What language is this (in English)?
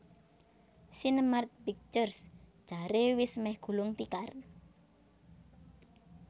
Javanese